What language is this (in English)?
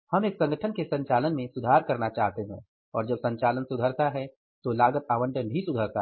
Hindi